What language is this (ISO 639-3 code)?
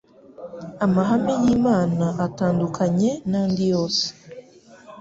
kin